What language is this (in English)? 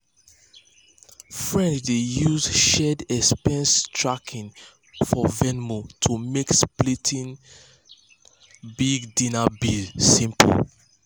Nigerian Pidgin